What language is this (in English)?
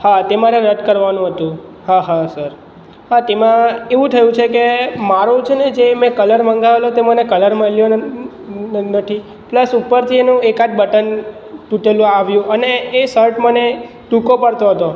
Gujarati